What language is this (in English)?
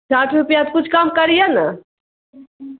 Urdu